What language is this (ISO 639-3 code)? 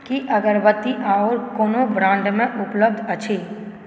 mai